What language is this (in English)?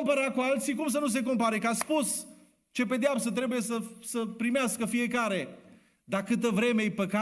Romanian